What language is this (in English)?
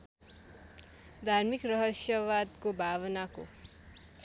Nepali